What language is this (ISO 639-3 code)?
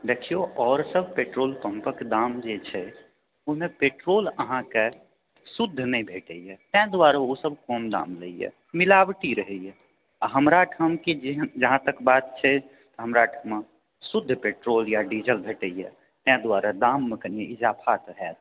mai